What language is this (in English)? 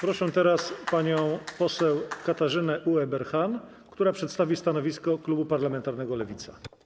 Polish